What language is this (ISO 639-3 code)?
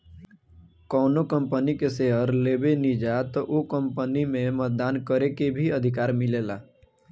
bho